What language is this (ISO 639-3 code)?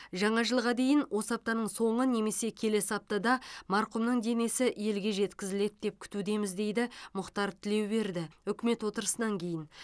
kaz